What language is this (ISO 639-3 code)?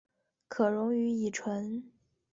zho